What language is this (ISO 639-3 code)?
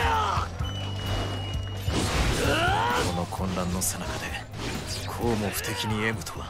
jpn